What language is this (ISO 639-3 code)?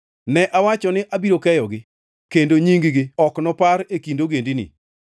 luo